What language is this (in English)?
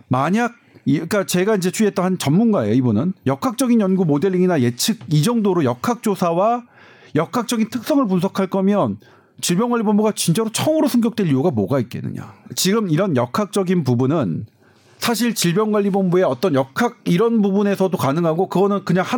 Korean